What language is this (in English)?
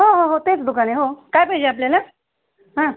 Marathi